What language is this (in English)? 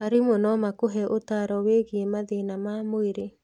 Kikuyu